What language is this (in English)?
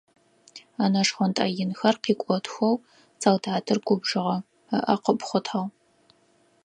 Adyghe